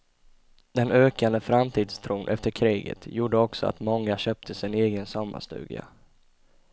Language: Swedish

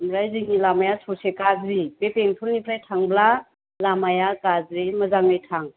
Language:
Bodo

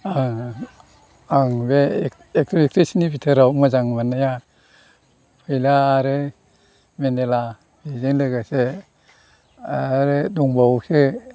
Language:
Bodo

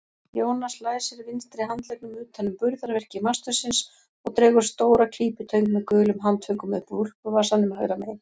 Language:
Icelandic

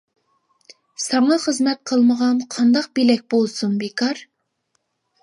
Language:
Uyghur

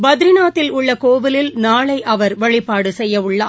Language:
Tamil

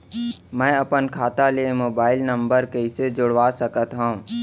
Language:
Chhattisgarhi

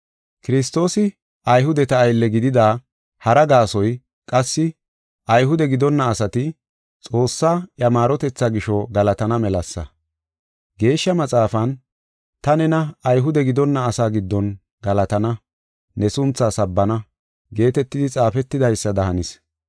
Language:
Gofa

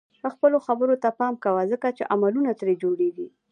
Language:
Pashto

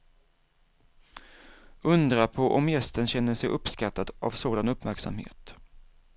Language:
Swedish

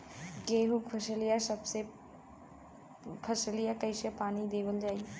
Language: Bhojpuri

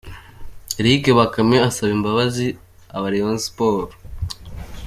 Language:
Kinyarwanda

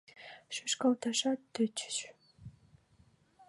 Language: Mari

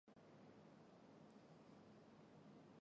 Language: Chinese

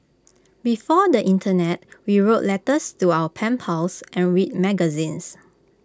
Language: English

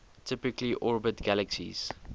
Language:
English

